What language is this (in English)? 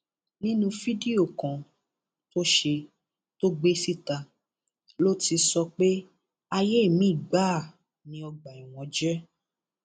Yoruba